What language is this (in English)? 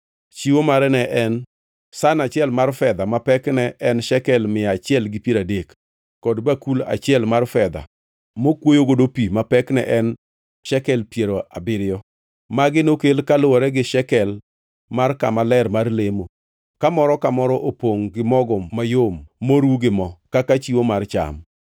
Luo (Kenya and Tanzania)